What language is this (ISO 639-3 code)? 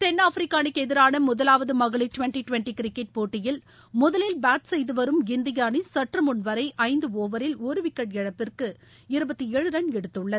tam